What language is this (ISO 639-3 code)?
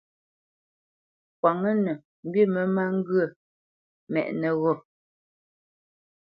bce